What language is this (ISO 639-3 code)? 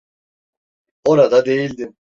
tur